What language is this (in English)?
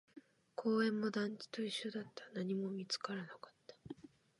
Japanese